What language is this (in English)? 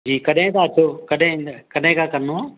Sindhi